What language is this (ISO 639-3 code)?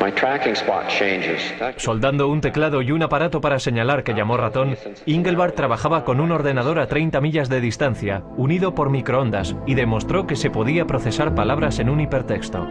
spa